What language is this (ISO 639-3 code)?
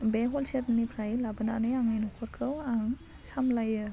brx